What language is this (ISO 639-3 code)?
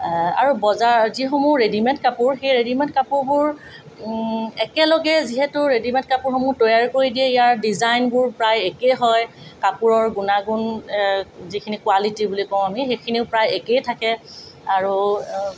asm